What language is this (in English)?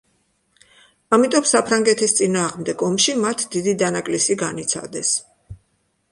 Georgian